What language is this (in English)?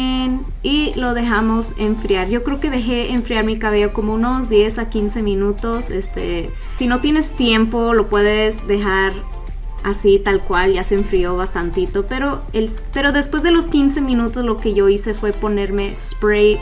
Spanish